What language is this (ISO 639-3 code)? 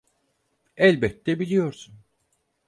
tur